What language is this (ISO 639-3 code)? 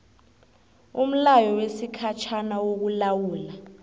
nbl